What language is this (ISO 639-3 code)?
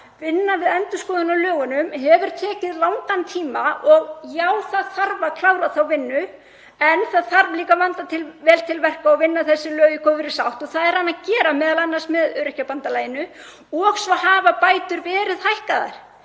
isl